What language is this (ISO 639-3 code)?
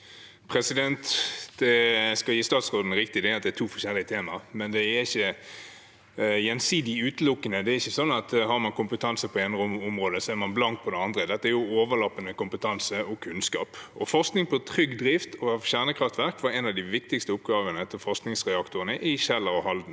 nor